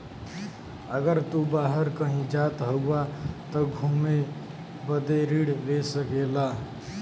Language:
Bhojpuri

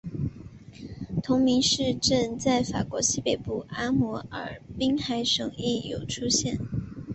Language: Chinese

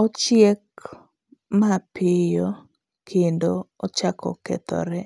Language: Luo (Kenya and Tanzania)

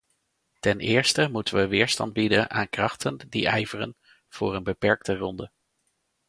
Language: Dutch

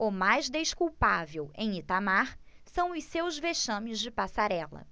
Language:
Portuguese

